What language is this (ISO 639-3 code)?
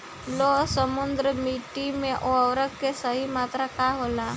bho